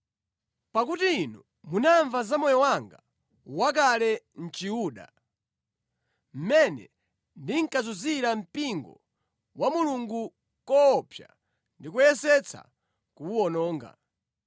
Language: Nyanja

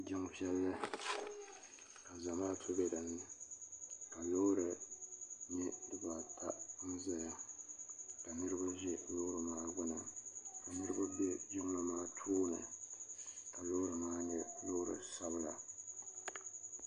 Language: Dagbani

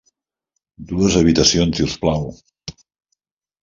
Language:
Catalan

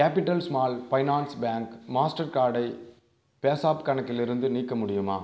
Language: Tamil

